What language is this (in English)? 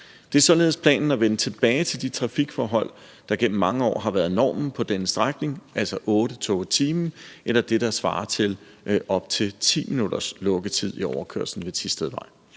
Danish